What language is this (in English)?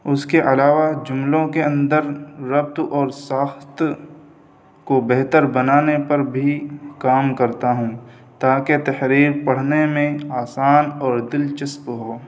Urdu